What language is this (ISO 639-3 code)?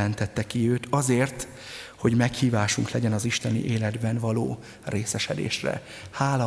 hun